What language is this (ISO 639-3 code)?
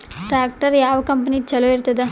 kan